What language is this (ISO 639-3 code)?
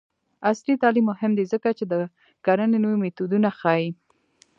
pus